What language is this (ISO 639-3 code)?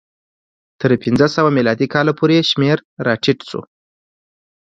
pus